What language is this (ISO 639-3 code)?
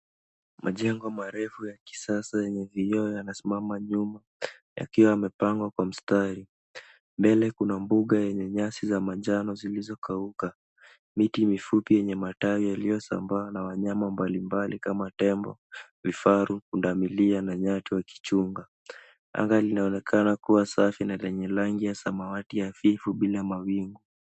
swa